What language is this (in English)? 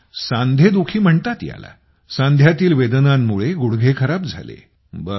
Marathi